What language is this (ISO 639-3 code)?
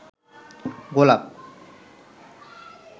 ben